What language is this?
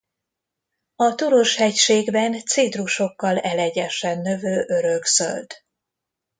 Hungarian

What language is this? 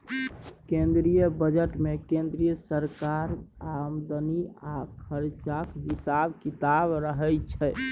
Maithili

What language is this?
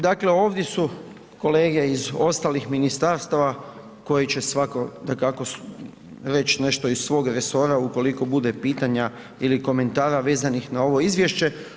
Croatian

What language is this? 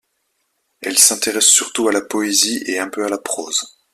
French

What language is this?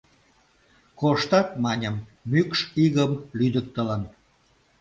Mari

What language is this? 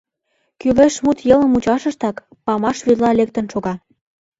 Mari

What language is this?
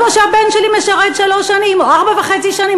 Hebrew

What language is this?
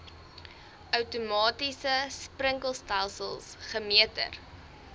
Afrikaans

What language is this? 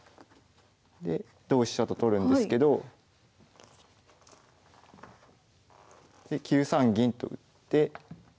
Japanese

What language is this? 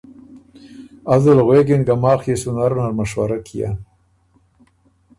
Ormuri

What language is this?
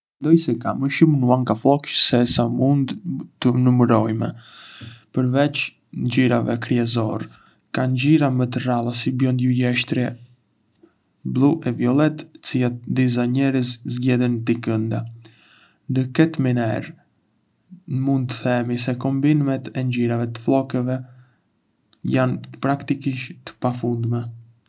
Arbëreshë Albanian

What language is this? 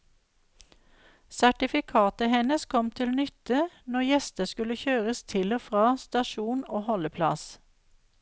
Norwegian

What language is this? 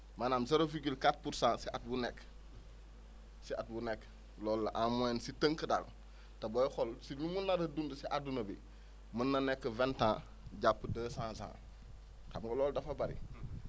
Wolof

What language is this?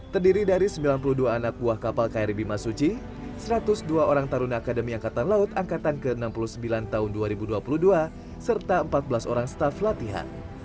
Indonesian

